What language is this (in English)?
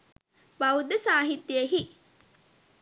Sinhala